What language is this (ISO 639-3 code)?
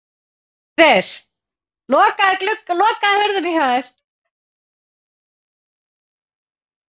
isl